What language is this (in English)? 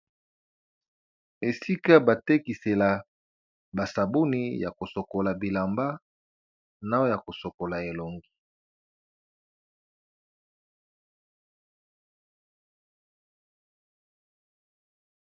Lingala